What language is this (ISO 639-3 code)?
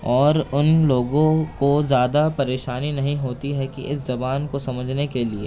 urd